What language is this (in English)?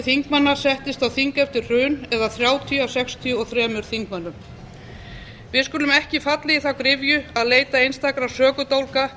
Icelandic